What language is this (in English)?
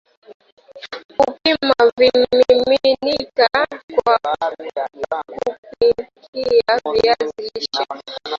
Swahili